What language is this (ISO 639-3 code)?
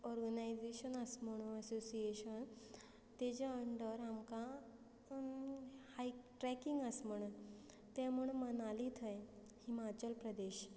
kok